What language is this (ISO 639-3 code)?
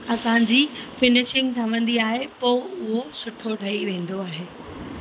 snd